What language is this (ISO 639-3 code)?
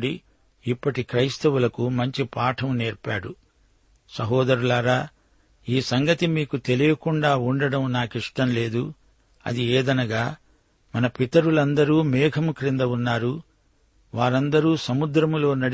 tel